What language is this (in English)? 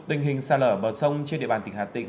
Vietnamese